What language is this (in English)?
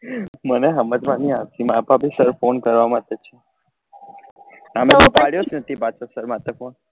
Gujarati